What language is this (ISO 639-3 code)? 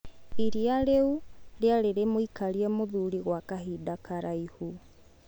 kik